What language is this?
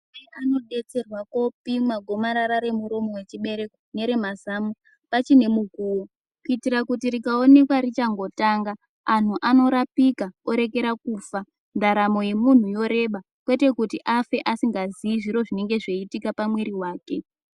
Ndau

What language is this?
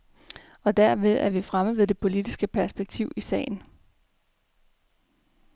Danish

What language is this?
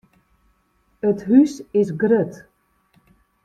Western Frisian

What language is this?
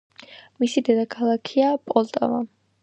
Georgian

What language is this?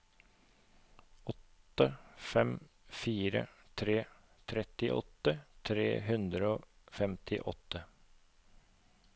Norwegian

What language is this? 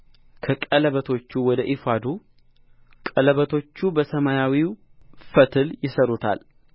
Amharic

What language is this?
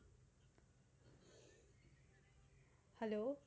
Gujarati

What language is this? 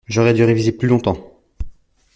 French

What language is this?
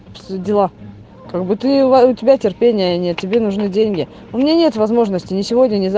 Russian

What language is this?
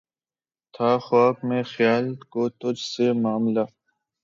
Urdu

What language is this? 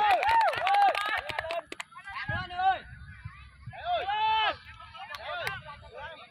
Vietnamese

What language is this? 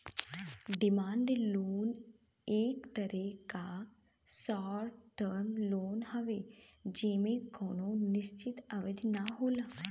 Bhojpuri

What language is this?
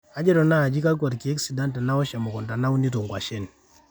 Masai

